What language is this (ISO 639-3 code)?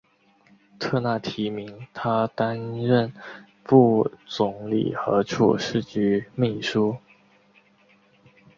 zho